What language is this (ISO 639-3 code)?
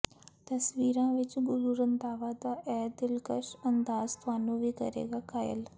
pan